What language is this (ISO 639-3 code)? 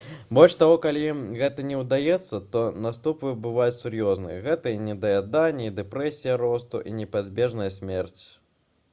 bel